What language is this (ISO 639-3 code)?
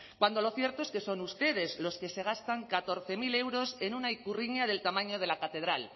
spa